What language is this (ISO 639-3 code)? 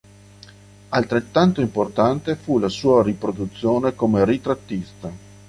ita